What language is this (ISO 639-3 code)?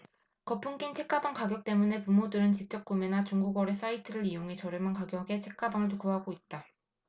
kor